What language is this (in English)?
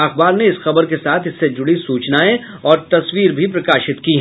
Hindi